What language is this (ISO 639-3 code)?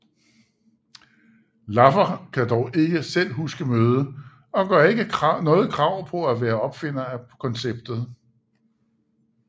dan